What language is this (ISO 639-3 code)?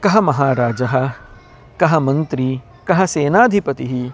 san